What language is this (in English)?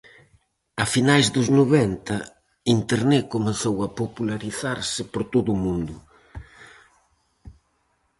Galician